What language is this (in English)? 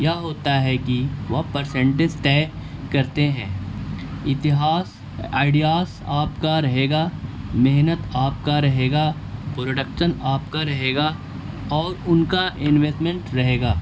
Urdu